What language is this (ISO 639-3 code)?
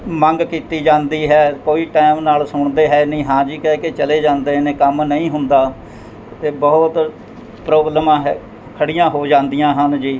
pan